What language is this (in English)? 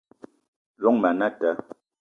Eton (Cameroon)